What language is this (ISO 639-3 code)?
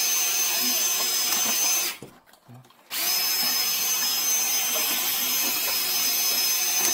kor